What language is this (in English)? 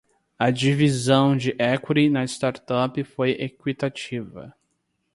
Portuguese